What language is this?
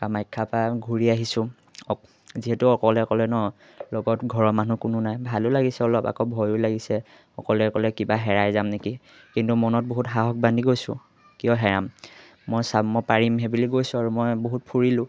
Assamese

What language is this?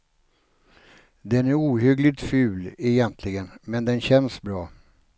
Swedish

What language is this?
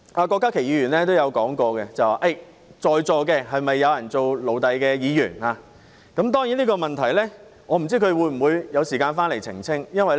Cantonese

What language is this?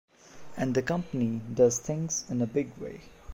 English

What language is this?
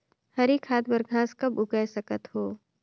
Chhattisgarhi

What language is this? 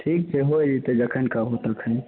Maithili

